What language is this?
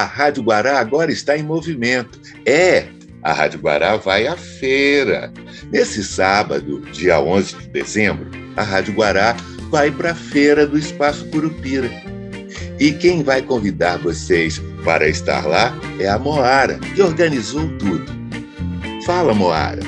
Portuguese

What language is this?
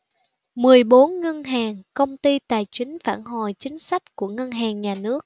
Vietnamese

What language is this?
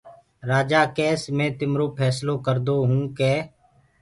Gurgula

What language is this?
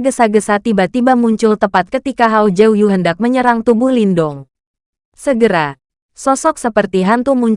Indonesian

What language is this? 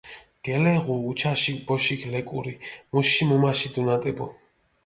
Mingrelian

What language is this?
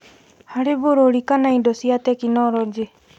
Kikuyu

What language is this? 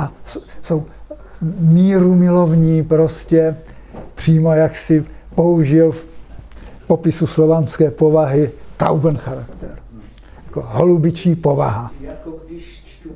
Czech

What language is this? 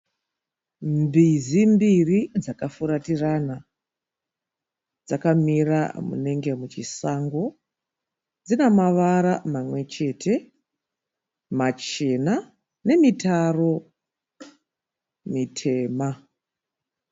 Shona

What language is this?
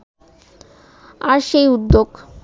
Bangla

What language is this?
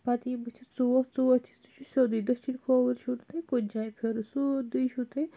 Kashmiri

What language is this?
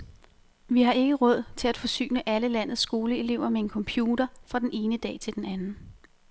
Danish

